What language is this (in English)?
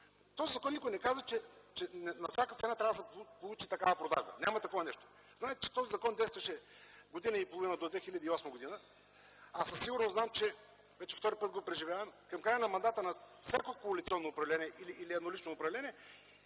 Bulgarian